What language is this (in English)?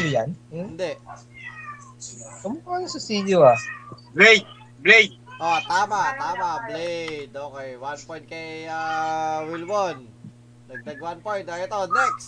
Filipino